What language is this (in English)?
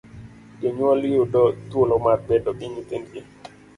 Luo (Kenya and Tanzania)